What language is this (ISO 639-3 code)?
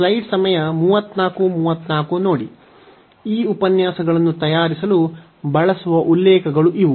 kan